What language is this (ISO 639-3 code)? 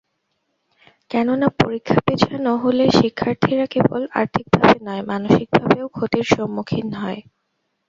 ben